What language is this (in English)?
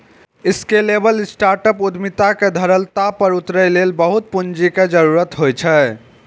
Maithili